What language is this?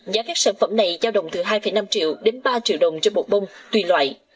Vietnamese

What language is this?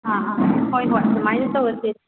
Manipuri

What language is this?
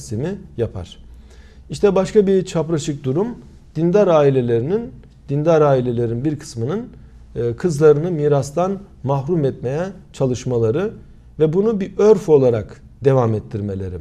Turkish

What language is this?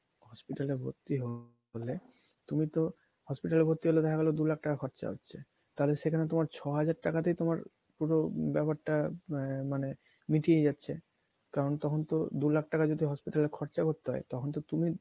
Bangla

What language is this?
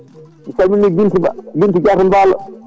Fula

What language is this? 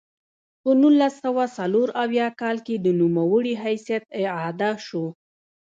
Pashto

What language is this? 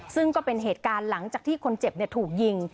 Thai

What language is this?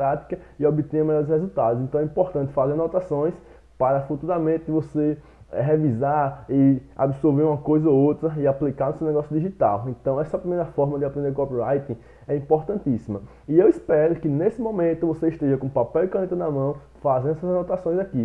Portuguese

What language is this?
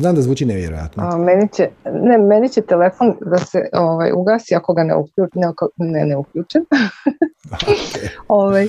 Croatian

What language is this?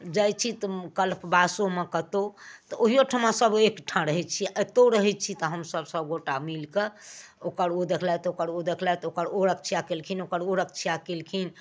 Maithili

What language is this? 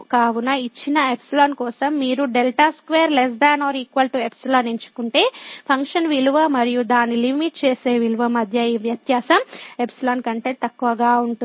Telugu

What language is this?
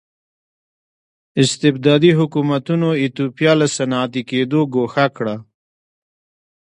Pashto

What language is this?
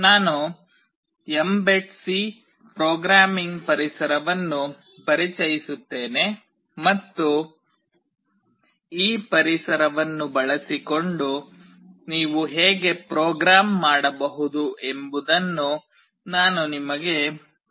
Kannada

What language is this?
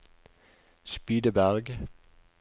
Norwegian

